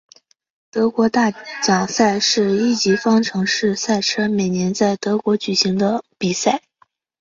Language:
Chinese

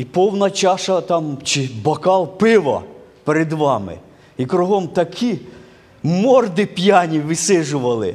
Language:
Ukrainian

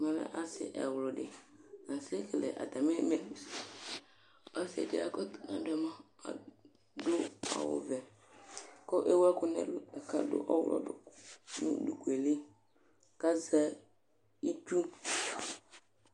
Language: Ikposo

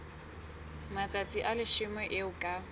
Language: Southern Sotho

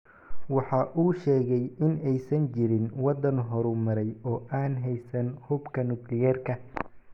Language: Somali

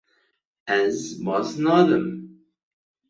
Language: Kurdish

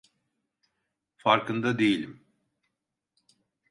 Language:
Turkish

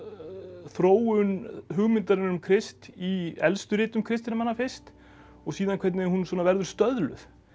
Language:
Icelandic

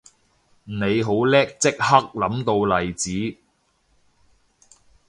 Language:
Cantonese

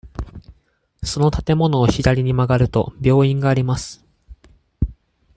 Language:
Japanese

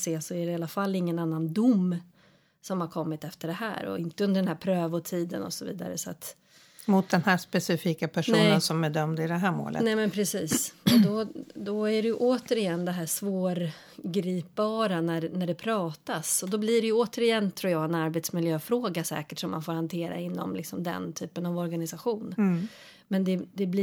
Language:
Swedish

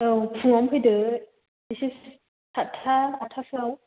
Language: Bodo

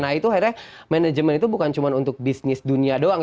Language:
Indonesian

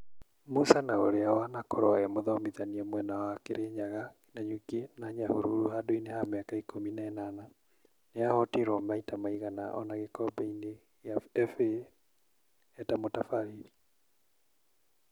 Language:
Kikuyu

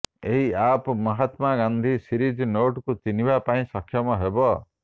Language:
Odia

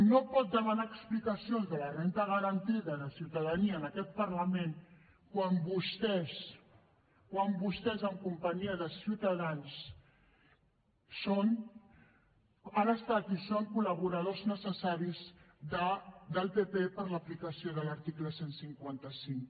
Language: Catalan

